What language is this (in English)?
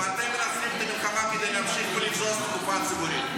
Hebrew